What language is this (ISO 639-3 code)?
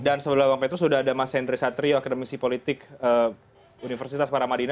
ind